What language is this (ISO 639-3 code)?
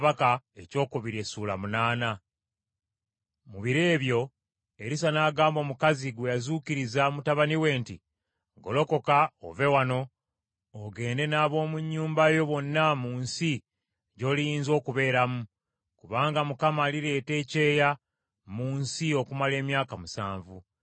lug